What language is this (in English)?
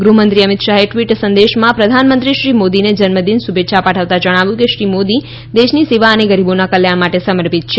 Gujarati